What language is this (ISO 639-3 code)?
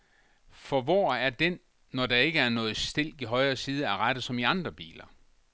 dan